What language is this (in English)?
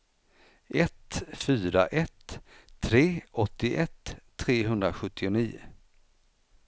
Swedish